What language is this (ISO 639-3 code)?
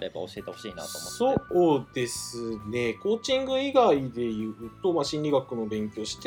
jpn